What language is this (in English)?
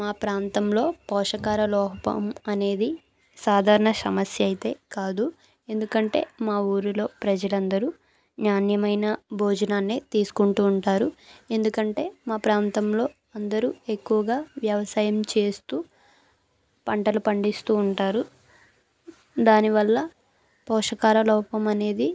Telugu